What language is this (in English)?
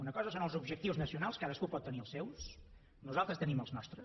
Catalan